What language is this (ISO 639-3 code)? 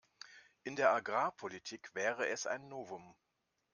deu